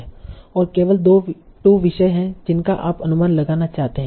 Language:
Hindi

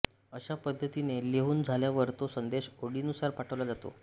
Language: Marathi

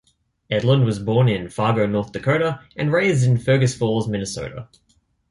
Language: English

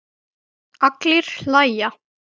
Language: Icelandic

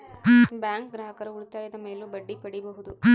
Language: Kannada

